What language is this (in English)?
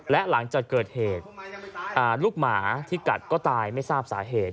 Thai